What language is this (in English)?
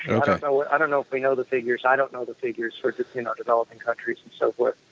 English